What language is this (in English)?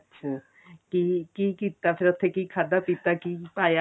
Punjabi